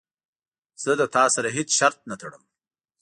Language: Pashto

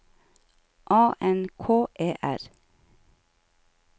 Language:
Norwegian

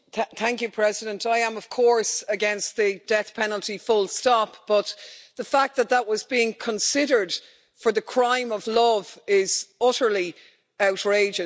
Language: English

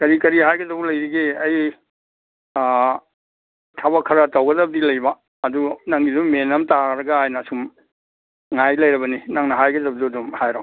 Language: Manipuri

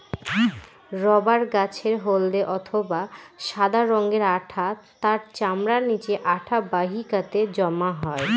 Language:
Bangla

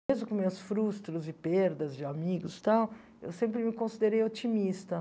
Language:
Portuguese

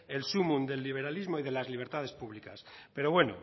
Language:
Spanish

